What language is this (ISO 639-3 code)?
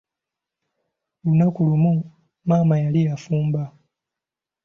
lug